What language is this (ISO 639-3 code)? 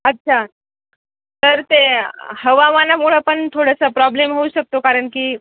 mar